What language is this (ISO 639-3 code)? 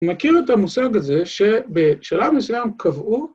heb